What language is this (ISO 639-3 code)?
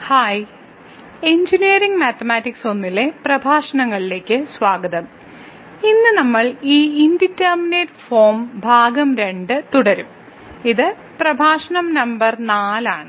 mal